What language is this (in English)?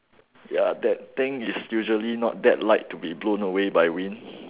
English